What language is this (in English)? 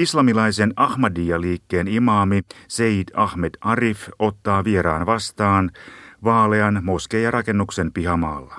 Finnish